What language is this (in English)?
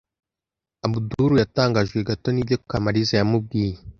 Kinyarwanda